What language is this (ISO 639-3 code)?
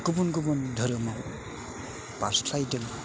brx